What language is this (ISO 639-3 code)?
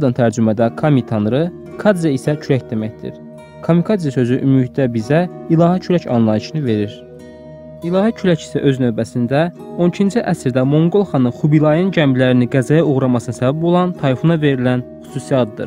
tur